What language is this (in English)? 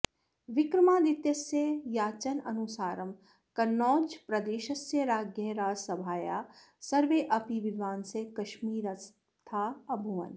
Sanskrit